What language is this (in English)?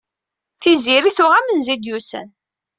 Kabyle